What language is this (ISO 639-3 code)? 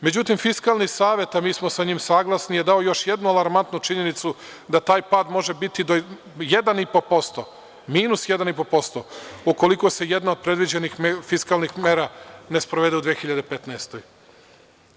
srp